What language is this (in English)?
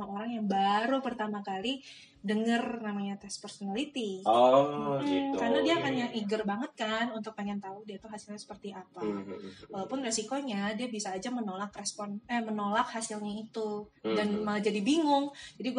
Indonesian